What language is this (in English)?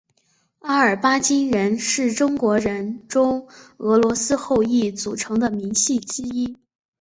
Chinese